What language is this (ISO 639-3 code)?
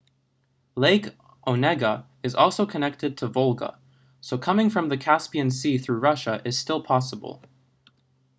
eng